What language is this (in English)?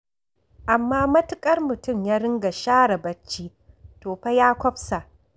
Hausa